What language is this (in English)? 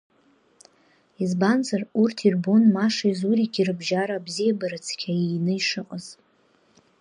Abkhazian